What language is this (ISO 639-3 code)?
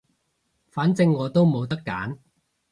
yue